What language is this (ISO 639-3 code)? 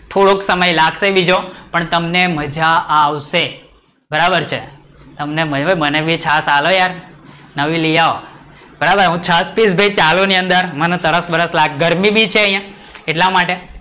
guj